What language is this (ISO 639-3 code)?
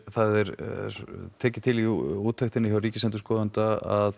isl